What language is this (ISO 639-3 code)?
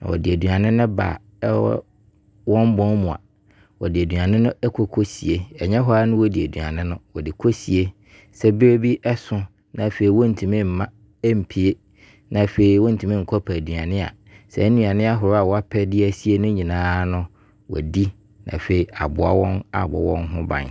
abr